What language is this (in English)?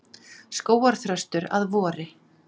Icelandic